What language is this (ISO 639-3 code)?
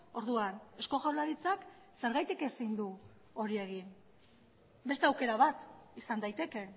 eus